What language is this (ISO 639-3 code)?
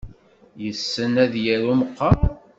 kab